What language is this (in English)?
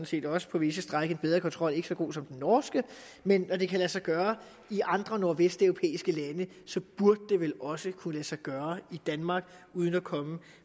Danish